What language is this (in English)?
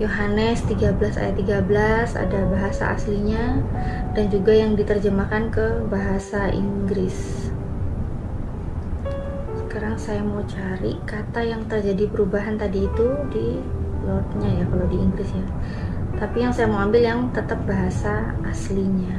Indonesian